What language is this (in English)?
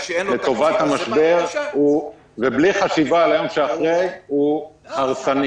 Hebrew